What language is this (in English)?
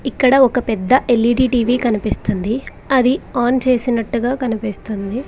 Telugu